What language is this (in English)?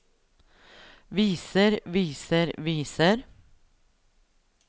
Norwegian